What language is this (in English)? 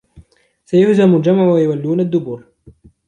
Arabic